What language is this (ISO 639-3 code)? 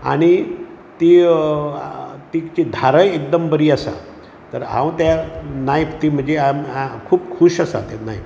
kok